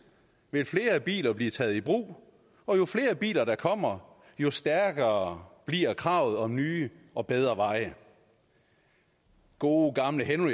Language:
Danish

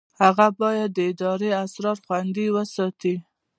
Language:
Pashto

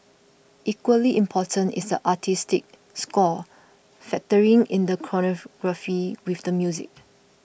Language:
English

